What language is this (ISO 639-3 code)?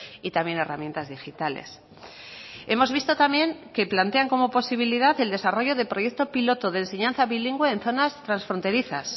spa